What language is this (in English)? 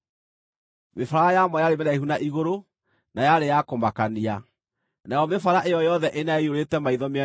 Kikuyu